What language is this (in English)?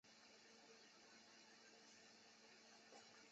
Chinese